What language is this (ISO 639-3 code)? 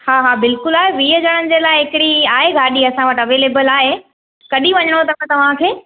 snd